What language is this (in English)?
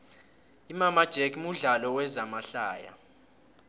South Ndebele